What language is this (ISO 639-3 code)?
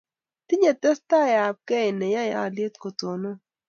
kln